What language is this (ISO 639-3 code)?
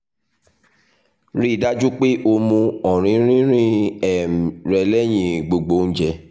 yor